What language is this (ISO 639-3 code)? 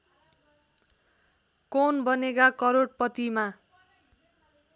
nep